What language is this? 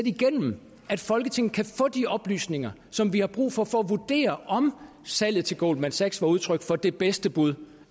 Danish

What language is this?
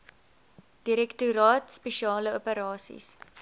Afrikaans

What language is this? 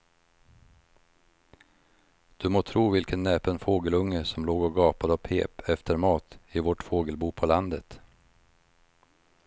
Swedish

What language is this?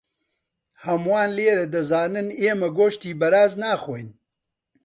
Central Kurdish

